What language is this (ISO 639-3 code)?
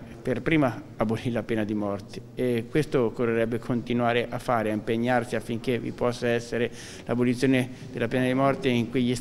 ita